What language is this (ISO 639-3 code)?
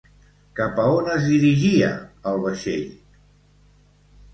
cat